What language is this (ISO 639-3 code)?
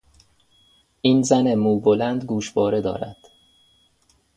fas